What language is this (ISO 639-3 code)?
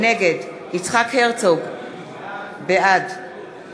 heb